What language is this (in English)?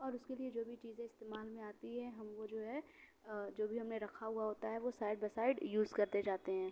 Urdu